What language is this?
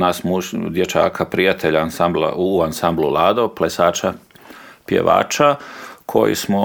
Croatian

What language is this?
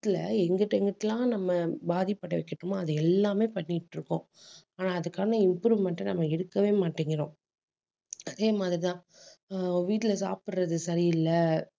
Tamil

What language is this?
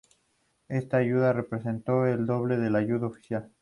Spanish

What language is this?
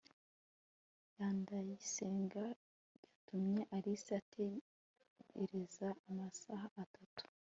Kinyarwanda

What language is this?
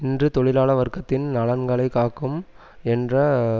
Tamil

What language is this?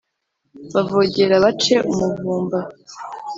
Kinyarwanda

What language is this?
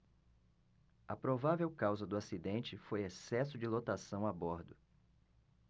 Portuguese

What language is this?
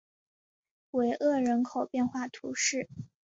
Chinese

